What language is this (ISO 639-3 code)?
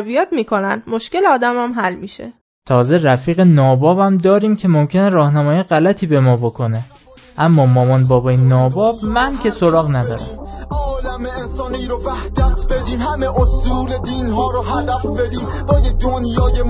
fas